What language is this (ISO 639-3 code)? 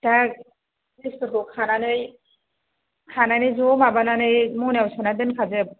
brx